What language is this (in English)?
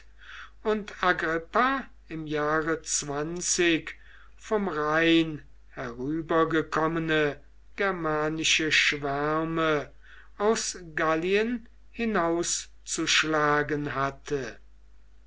German